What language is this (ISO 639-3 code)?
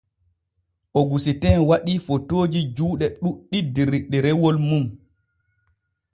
fue